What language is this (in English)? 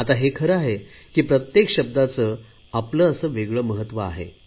Marathi